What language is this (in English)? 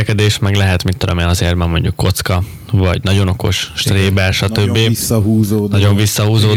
Hungarian